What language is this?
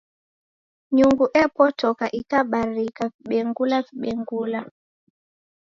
Taita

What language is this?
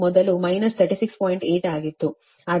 Kannada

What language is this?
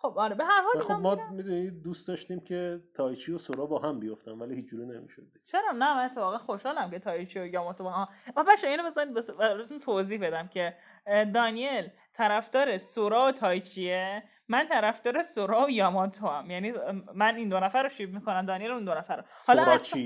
Persian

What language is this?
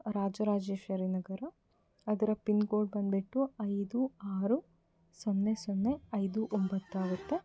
Kannada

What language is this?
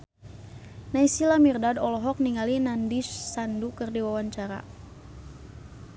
Sundanese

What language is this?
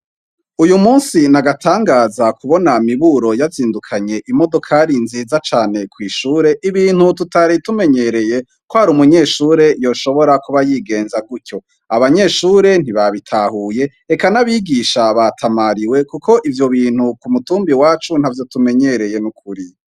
Rundi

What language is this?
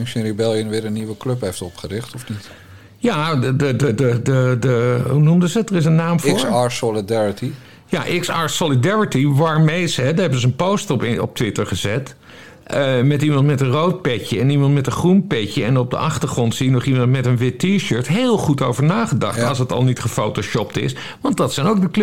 Dutch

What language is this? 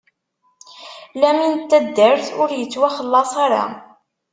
Kabyle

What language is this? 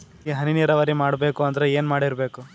Kannada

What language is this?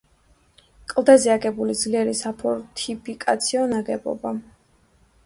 Georgian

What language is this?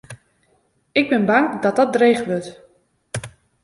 Western Frisian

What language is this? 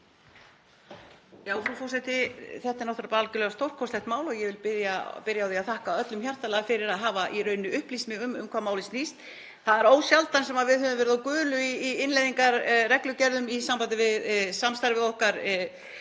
Icelandic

